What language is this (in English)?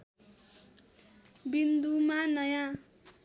Nepali